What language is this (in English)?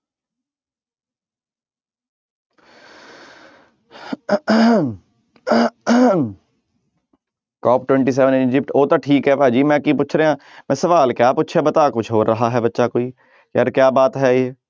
Punjabi